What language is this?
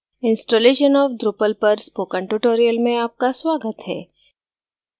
Hindi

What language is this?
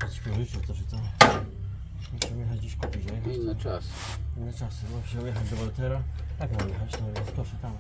Polish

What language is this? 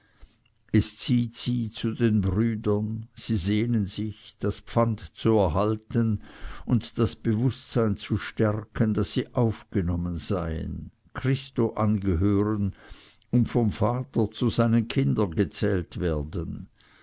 German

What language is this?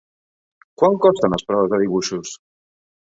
Catalan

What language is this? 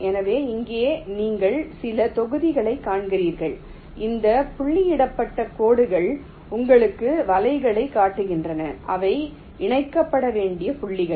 Tamil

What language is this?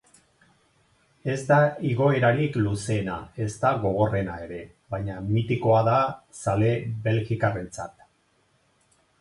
Basque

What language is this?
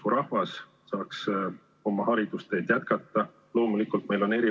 Estonian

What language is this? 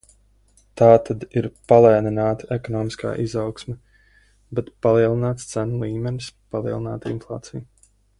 Latvian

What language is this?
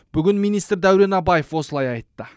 Kazakh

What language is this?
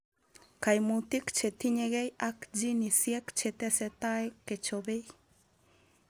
Kalenjin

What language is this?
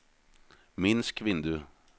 Norwegian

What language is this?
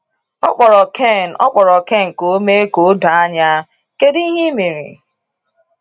Igbo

